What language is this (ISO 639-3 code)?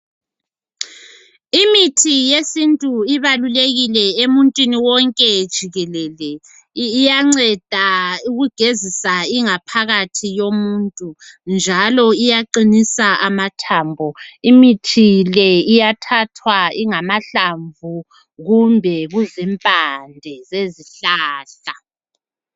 nde